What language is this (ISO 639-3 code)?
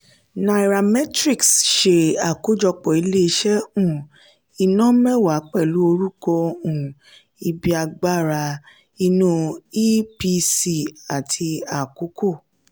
yor